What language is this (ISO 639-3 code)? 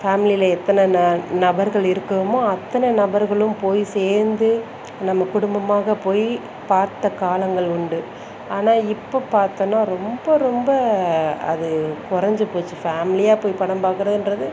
tam